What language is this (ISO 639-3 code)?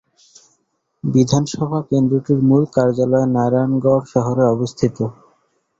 ben